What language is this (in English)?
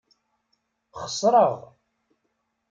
Kabyle